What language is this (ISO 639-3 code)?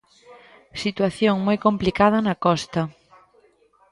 glg